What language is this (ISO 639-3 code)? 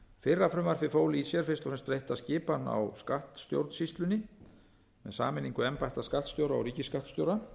isl